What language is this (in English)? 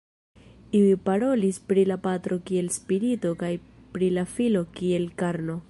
Esperanto